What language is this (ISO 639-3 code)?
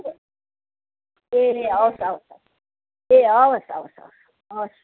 nep